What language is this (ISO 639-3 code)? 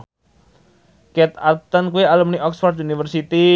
jav